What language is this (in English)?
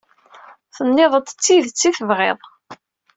Kabyle